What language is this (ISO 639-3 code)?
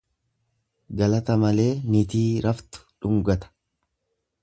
orm